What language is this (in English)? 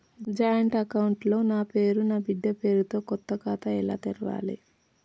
Telugu